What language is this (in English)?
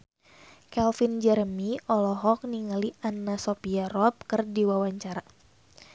Sundanese